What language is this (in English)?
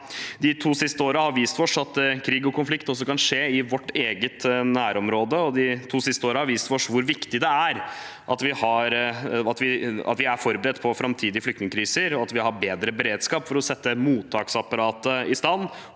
Norwegian